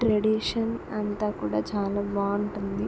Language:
Telugu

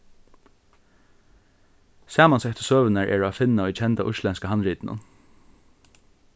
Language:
Faroese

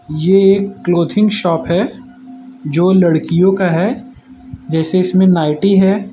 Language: Hindi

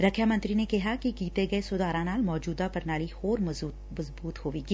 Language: Punjabi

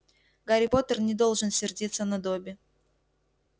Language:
Russian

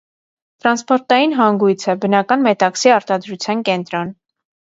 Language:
Armenian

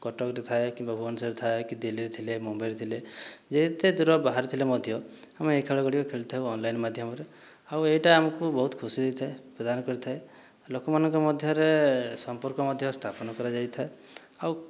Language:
Odia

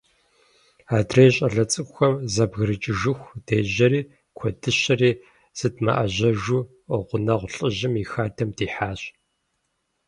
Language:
Kabardian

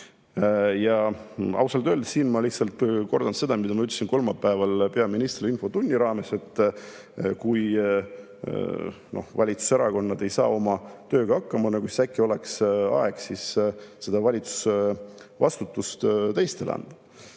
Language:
Estonian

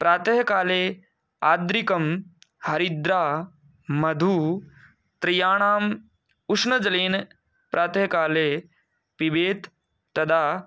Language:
Sanskrit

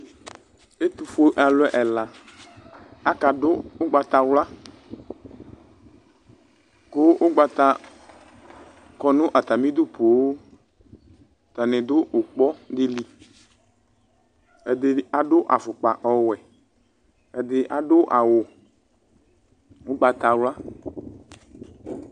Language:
Ikposo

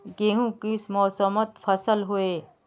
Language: Magahi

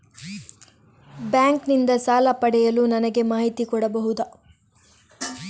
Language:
Kannada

